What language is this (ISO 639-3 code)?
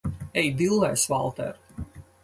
lav